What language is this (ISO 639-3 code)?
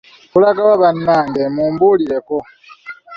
lug